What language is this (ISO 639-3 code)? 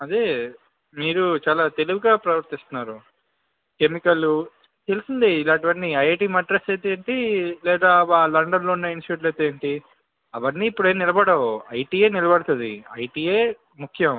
tel